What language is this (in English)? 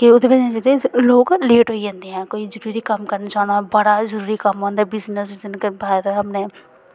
Dogri